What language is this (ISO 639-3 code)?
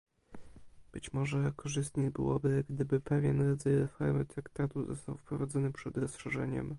pol